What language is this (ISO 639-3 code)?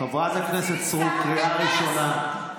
heb